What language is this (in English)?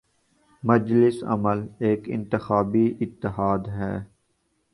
Urdu